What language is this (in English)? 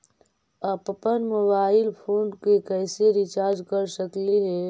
Magahi